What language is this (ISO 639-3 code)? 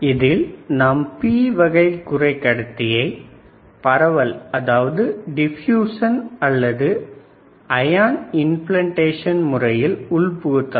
tam